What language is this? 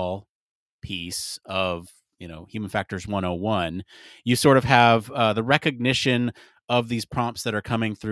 English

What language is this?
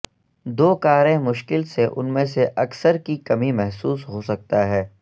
Urdu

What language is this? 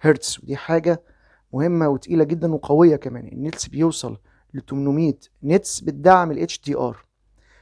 Arabic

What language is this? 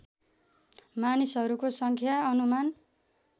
Nepali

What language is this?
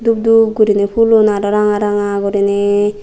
Chakma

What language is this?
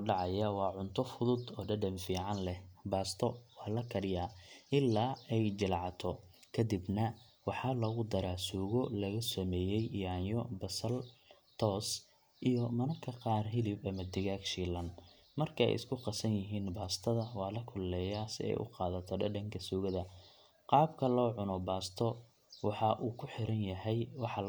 Somali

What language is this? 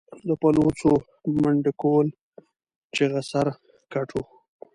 Pashto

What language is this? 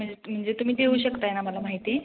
Marathi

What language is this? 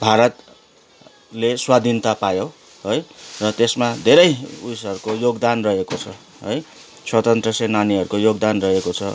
Nepali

